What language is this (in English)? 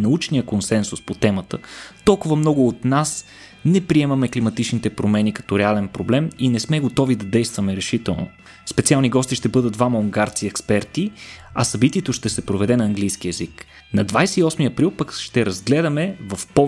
Bulgarian